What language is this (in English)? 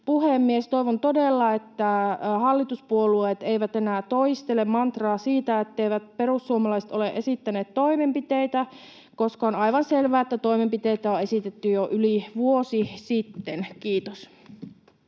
Finnish